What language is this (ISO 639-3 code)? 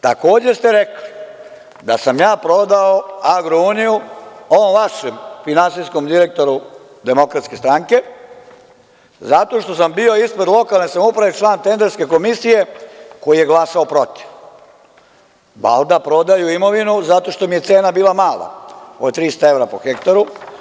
srp